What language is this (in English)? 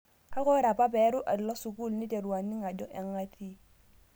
Masai